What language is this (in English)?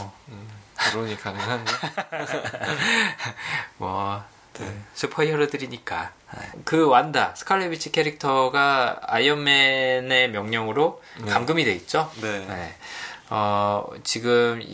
Korean